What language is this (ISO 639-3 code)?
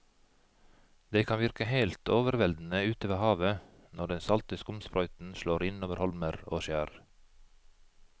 nor